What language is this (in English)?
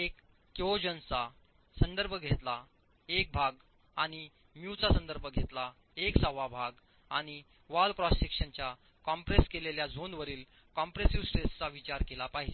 Marathi